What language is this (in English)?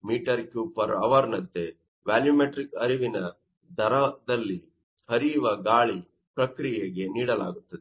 Kannada